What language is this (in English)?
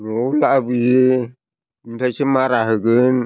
Bodo